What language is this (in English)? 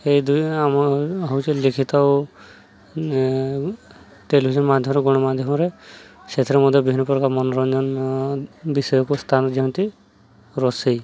Odia